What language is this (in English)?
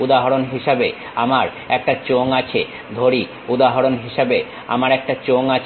Bangla